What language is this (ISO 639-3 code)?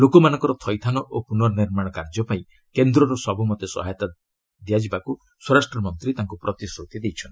ori